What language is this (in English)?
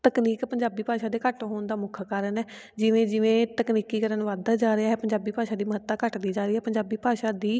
Punjabi